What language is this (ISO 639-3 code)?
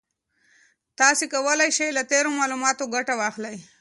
pus